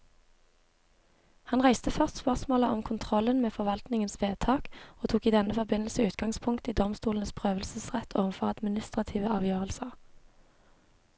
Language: Norwegian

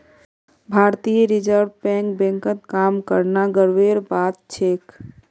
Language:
Magahi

